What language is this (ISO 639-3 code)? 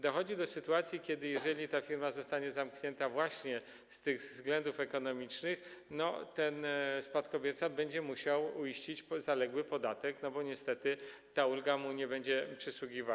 pol